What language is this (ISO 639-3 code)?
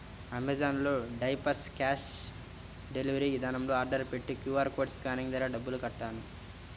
tel